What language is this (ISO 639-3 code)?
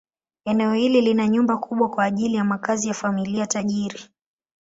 swa